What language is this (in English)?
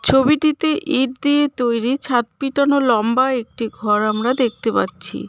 Bangla